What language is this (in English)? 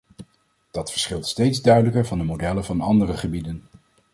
Dutch